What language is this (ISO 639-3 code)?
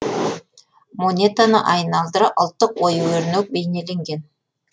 kaz